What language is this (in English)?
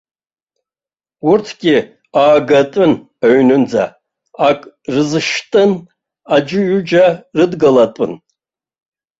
Abkhazian